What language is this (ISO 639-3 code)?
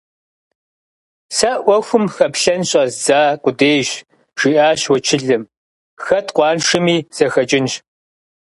kbd